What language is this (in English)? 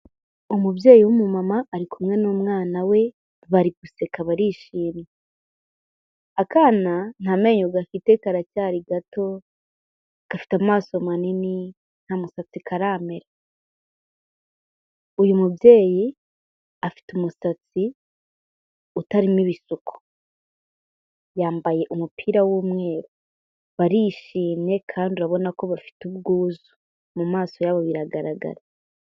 Kinyarwanda